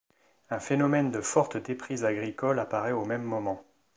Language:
French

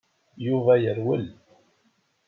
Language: Kabyle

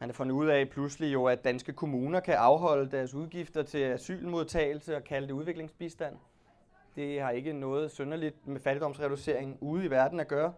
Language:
Danish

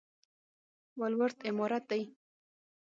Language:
Pashto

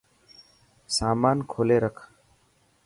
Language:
Dhatki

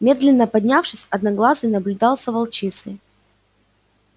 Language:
Russian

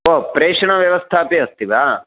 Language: Sanskrit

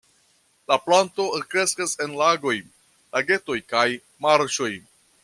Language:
Esperanto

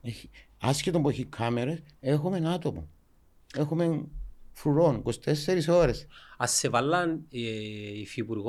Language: Greek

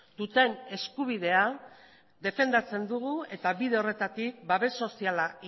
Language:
Basque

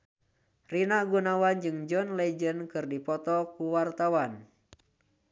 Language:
Sundanese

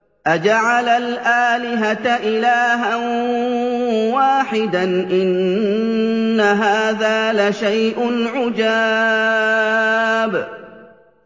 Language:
Arabic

